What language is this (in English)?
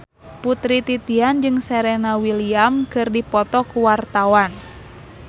Sundanese